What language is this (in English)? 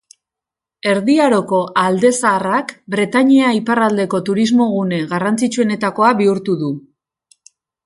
Basque